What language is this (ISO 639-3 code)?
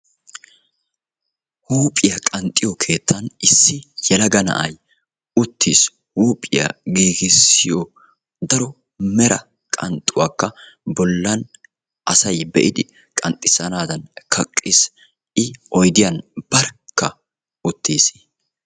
wal